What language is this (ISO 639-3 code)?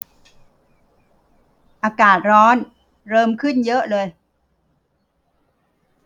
tha